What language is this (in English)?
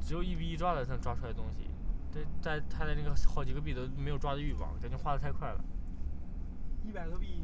Chinese